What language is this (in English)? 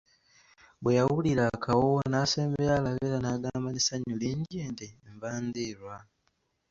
Ganda